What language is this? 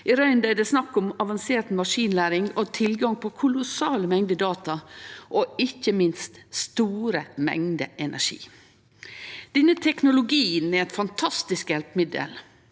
Norwegian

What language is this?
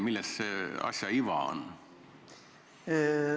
Estonian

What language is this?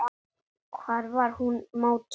Icelandic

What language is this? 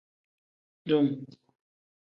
Tem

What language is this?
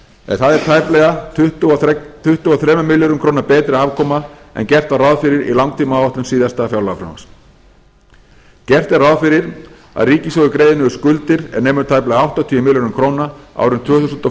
Icelandic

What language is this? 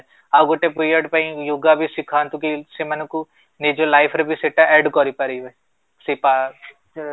Odia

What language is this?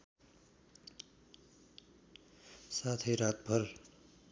Nepali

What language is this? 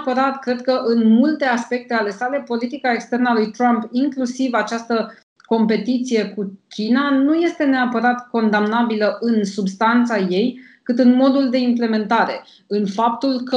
Romanian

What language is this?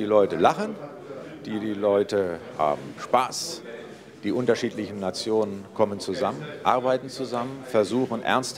German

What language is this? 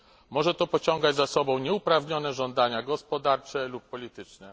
Polish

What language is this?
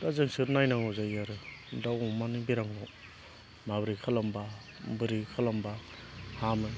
Bodo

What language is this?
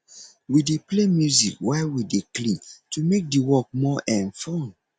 Nigerian Pidgin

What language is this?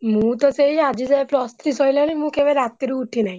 Odia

